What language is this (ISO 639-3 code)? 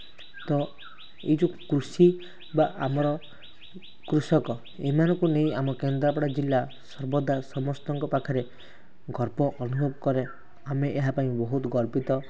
ori